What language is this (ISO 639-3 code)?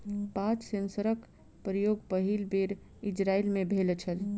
mai